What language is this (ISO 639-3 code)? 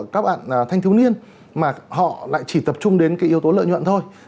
vie